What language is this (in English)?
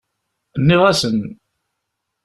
Kabyle